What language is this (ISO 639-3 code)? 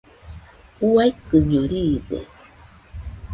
hux